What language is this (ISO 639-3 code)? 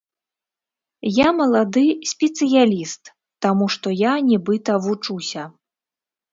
bel